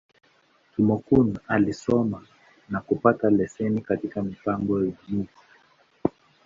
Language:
Swahili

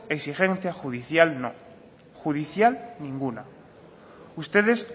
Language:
Spanish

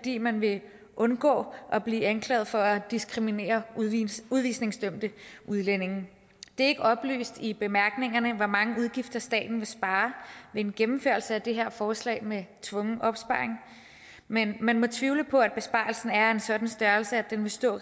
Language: Danish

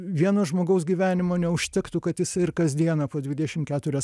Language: Lithuanian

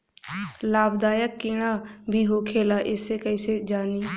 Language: Bhojpuri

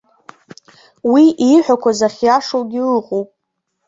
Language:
Abkhazian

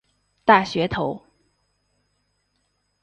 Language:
Chinese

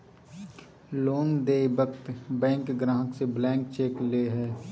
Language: Magahi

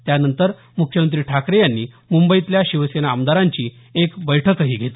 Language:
Marathi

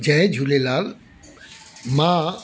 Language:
Sindhi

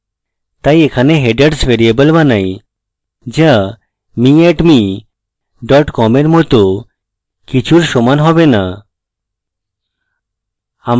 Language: Bangla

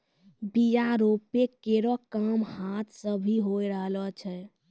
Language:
Maithili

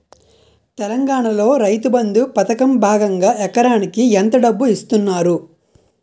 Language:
Telugu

